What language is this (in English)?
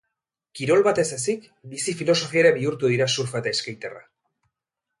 Basque